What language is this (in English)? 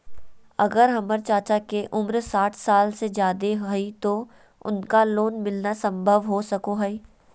Magahi